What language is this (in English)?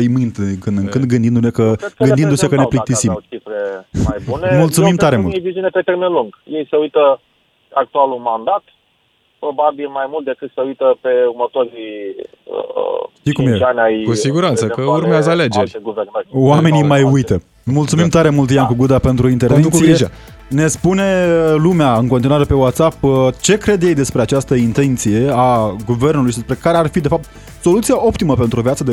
Romanian